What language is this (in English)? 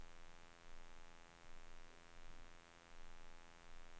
Swedish